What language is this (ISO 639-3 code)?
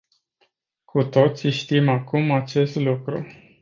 ron